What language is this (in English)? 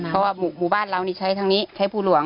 Thai